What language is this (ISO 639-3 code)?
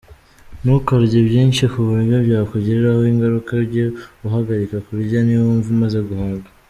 kin